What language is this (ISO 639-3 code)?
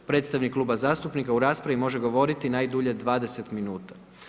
hrv